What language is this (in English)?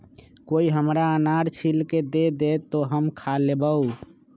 Magahi